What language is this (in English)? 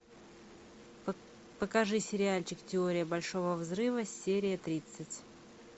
Russian